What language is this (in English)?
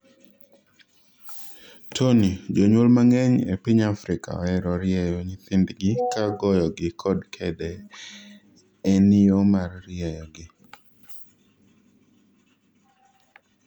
Luo (Kenya and Tanzania)